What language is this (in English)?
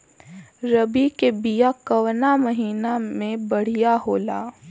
Bhojpuri